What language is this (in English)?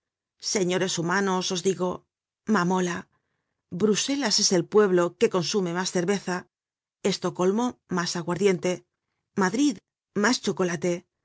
Spanish